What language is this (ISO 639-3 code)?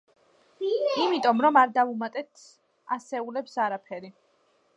kat